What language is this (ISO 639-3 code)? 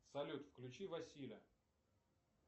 rus